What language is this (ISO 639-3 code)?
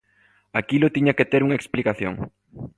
glg